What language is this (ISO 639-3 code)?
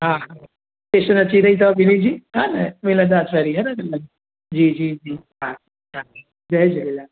snd